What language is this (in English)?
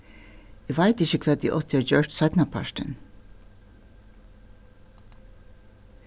Faroese